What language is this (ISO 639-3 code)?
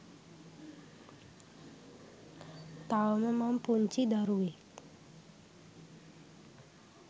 sin